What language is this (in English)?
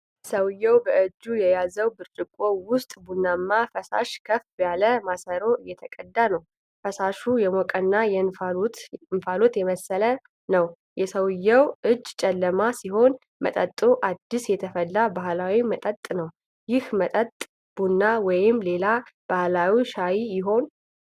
Amharic